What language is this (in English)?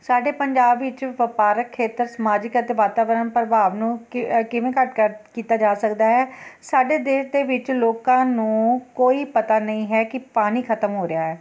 Punjabi